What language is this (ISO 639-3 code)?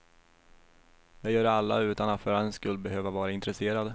swe